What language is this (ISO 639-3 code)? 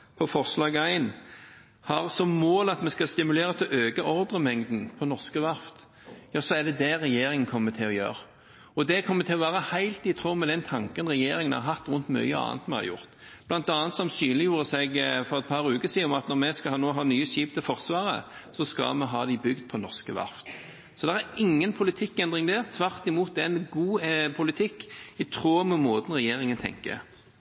nob